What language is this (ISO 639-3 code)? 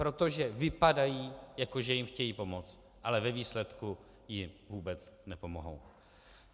ces